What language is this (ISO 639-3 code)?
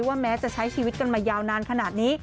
tha